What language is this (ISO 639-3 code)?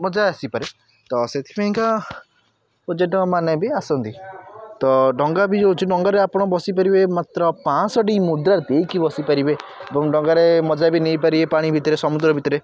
ori